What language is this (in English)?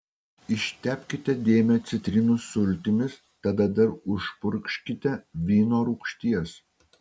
Lithuanian